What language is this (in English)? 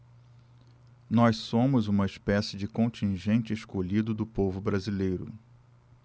Portuguese